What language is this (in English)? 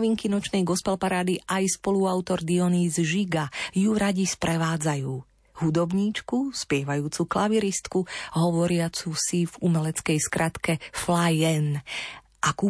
Slovak